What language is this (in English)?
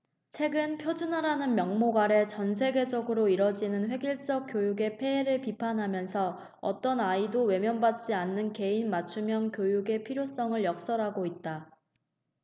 Korean